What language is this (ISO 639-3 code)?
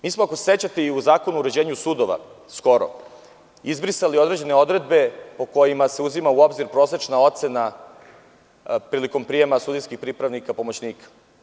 srp